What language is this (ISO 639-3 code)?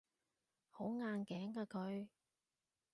yue